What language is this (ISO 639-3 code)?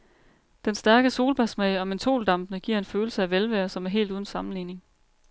dan